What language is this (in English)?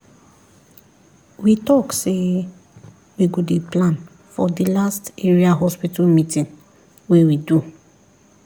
Nigerian Pidgin